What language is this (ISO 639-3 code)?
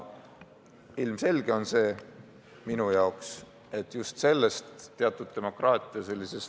est